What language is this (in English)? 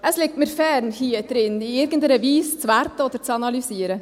Swiss German